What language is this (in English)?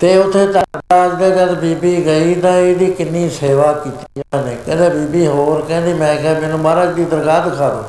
Punjabi